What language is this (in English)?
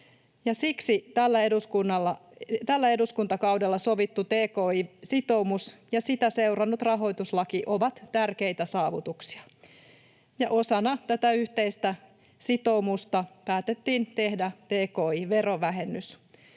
Finnish